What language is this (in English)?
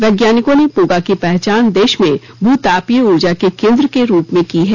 Hindi